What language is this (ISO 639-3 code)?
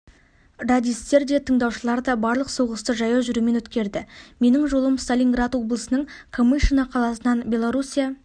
kaz